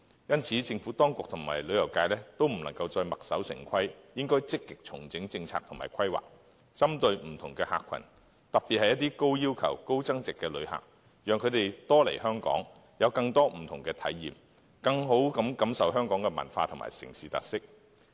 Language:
Cantonese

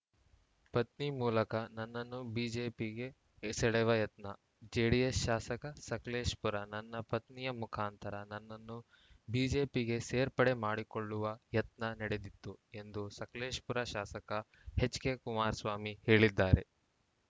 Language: Kannada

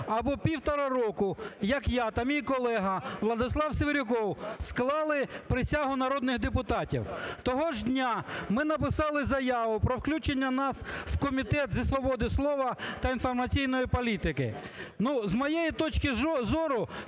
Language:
Ukrainian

